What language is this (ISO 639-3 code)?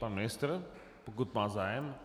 ces